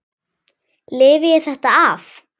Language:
Icelandic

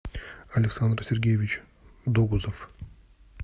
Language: Russian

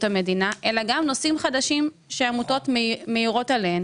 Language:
Hebrew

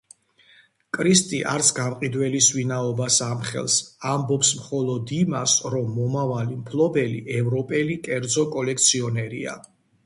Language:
Georgian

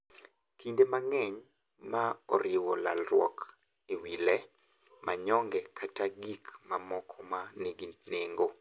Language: Luo (Kenya and Tanzania)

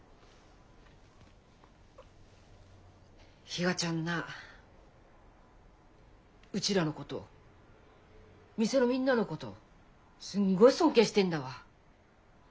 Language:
Japanese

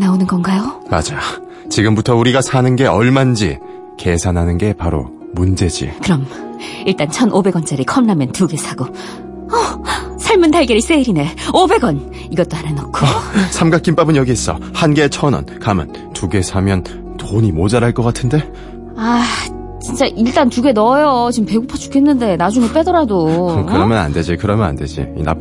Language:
Korean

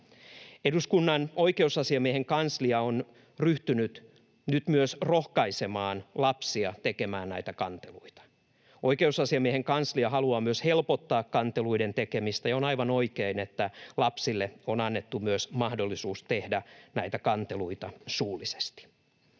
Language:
Finnish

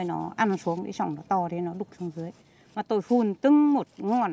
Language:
Vietnamese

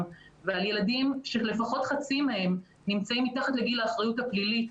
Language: Hebrew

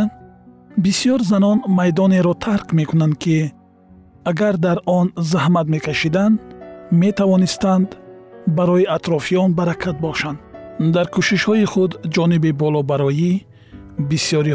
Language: Persian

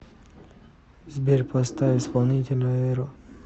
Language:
Russian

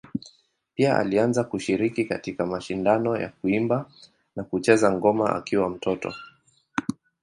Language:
Swahili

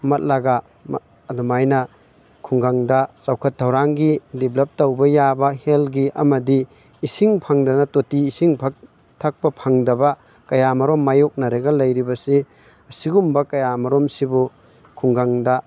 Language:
Manipuri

